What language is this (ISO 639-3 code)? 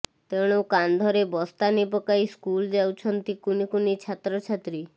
ori